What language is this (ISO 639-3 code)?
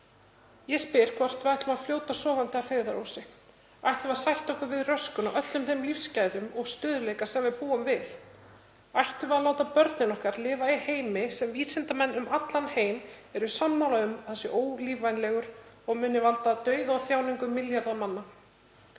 isl